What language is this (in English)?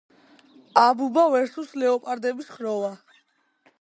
Georgian